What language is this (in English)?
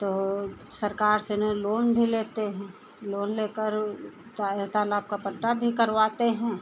Hindi